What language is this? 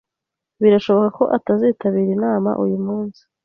Kinyarwanda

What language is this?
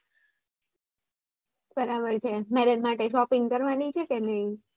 Gujarati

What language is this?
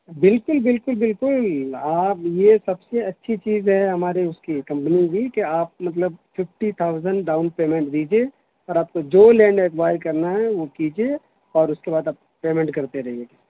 Urdu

